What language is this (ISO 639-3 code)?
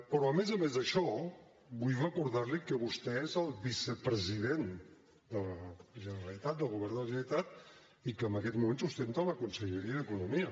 cat